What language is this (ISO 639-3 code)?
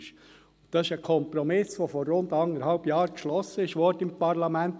gsw